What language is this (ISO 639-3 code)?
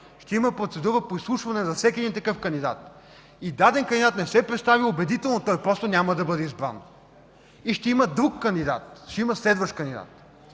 bul